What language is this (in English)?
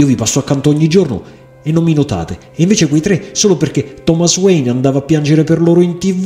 Italian